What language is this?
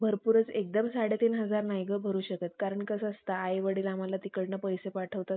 Marathi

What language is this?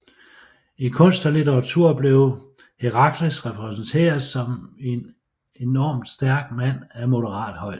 Danish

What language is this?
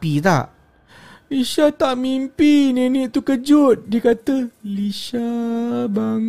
Malay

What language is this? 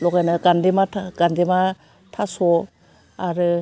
Bodo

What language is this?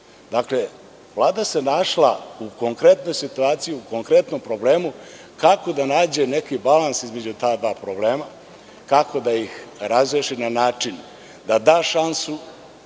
Serbian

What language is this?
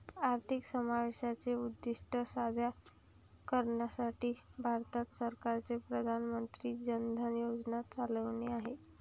Marathi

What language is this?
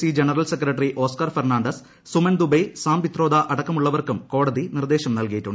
Malayalam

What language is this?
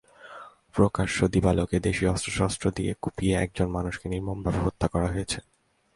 Bangla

